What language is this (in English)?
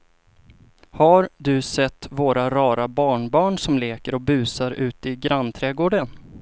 Swedish